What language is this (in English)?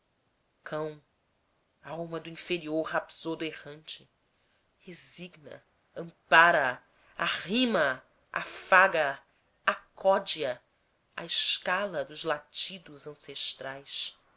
Portuguese